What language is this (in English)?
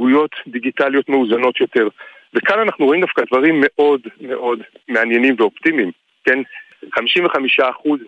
Hebrew